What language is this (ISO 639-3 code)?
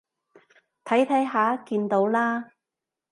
yue